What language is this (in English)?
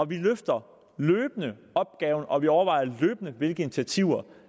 Danish